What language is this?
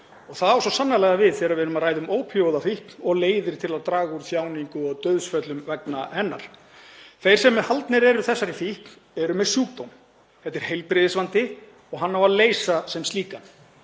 Icelandic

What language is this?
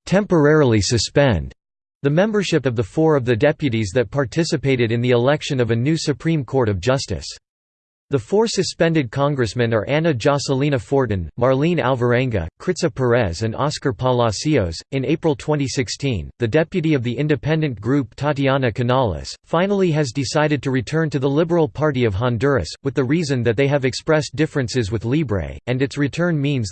English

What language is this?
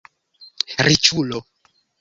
Esperanto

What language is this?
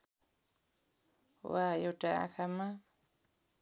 Nepali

